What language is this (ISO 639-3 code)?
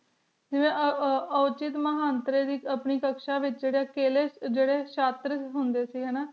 pan